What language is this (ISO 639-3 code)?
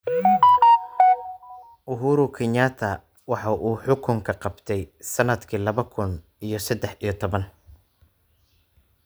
som